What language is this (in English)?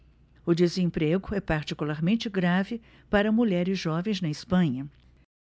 Portuguese